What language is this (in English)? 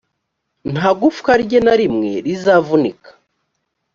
Kinyarwanda